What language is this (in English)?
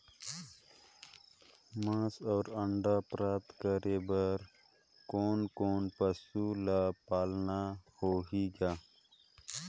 Chhattisgarhi